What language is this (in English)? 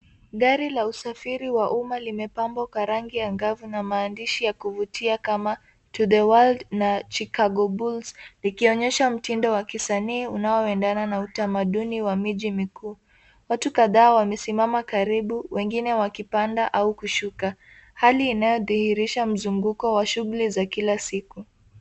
Swahili